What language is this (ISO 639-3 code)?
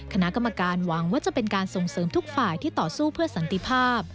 tha